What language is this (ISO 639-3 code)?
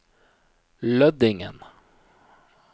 nor